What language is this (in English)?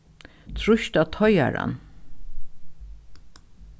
Faroese